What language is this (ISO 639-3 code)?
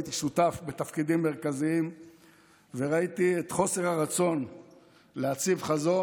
heb